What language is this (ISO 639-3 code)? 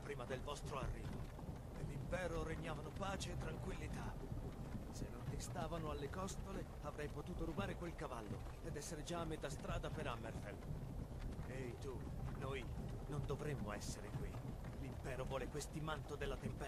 ita